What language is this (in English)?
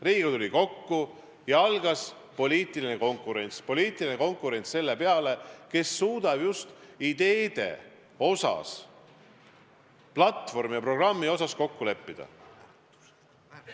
Estonian